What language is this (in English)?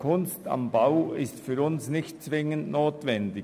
Swiss German